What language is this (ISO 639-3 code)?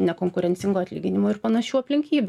lit